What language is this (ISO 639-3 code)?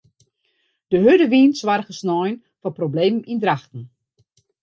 fry